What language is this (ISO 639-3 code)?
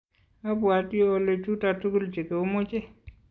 kln